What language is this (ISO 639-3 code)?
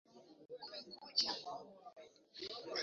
swa